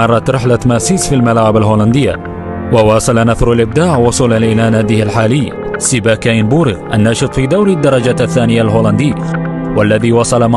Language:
Arabic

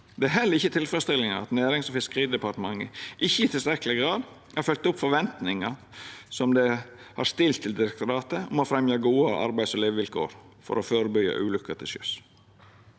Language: Norwegian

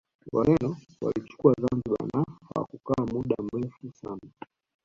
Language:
Swahili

